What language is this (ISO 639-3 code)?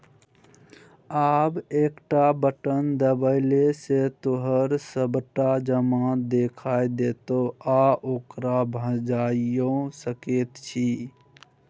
mai